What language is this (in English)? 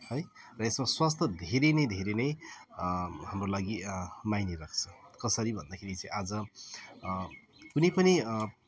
Nepali